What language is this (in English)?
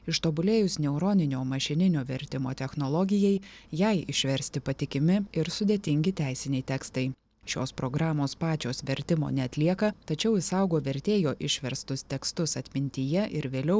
Lithuanian